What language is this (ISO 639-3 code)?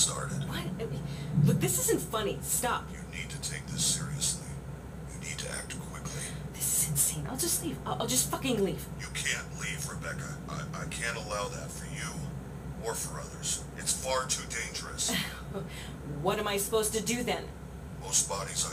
kor